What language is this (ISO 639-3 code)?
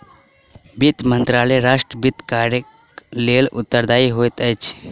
mai